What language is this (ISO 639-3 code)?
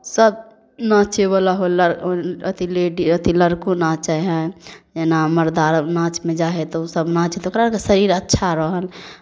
mai